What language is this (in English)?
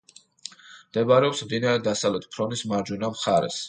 Georgian